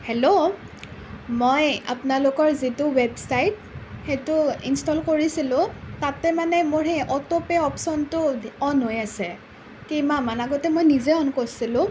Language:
Assamese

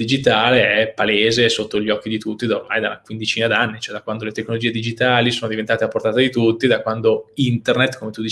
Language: Italian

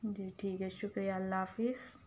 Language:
Urdu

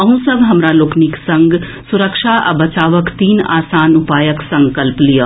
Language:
Maithili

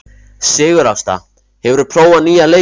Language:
Icelandic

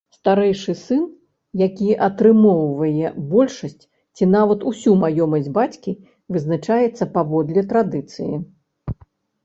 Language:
Belarusian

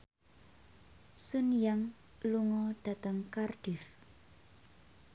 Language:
Javanese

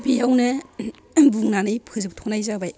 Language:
Bodo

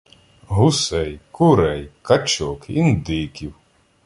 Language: Ukrainian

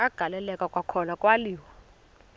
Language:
Xhosa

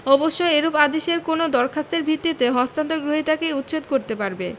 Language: Bangla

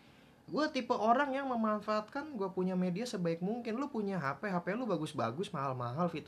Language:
Indonesian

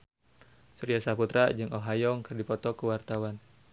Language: Sundanese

